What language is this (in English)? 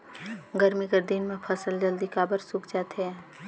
Chhattisgarhi